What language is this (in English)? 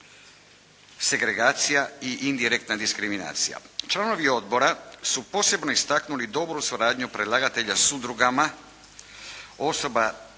Croatian